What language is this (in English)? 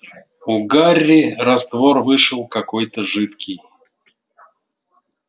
Russian